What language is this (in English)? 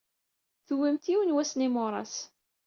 Kabyle